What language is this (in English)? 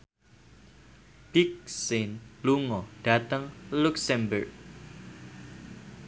Javanese